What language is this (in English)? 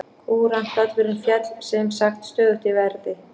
Icelandic